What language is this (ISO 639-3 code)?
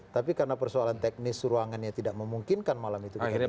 ind